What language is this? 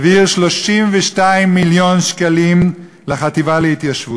Hebrew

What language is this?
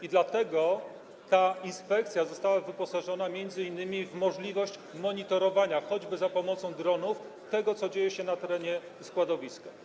Polish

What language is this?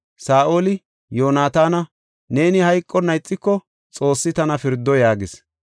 Gofa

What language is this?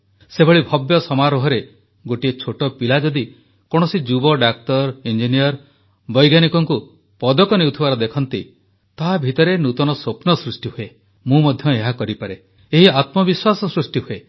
Odia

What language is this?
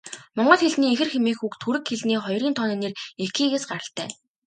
Mongolian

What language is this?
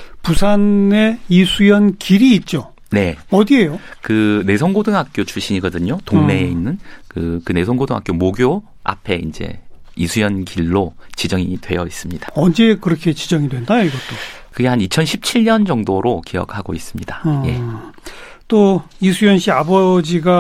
Korean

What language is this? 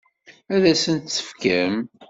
Kabyle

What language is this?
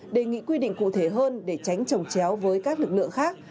Vietnamese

